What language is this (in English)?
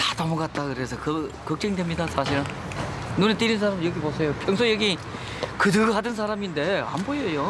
Korean